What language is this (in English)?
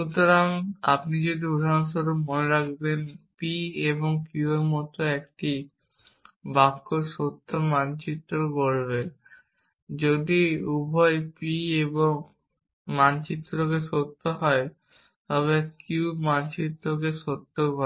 Bangla